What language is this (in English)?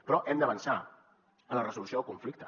Catalan